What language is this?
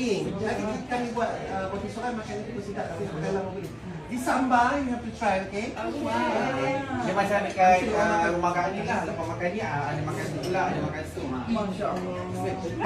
Malay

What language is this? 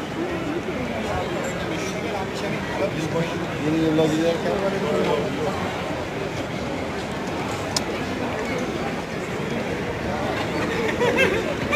Arabic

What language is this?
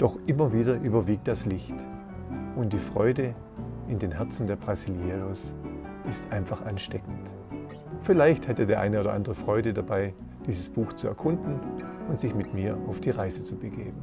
German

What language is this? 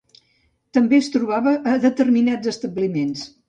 Catalan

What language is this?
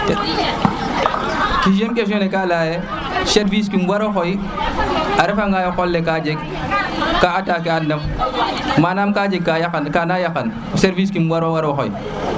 Serer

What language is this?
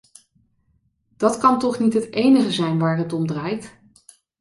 Dutch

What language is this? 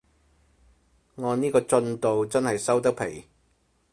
Cantonese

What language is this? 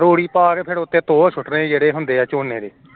Punjabi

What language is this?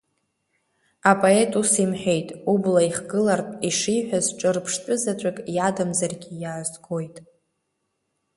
Abkhazian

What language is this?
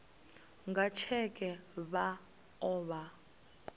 Venda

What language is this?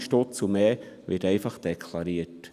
Swiss German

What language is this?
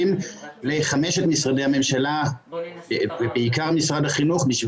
Hebrew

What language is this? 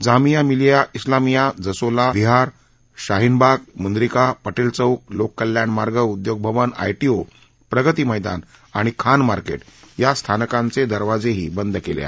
Marathi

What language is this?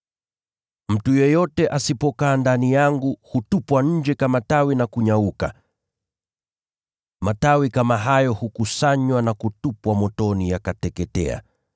Swahili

